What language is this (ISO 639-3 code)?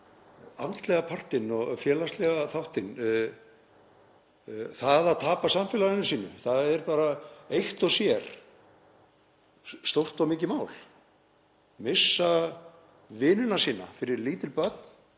isl